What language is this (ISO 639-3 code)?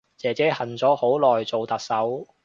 yue